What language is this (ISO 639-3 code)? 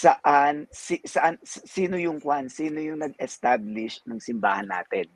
fil